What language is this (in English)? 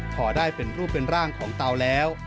Thai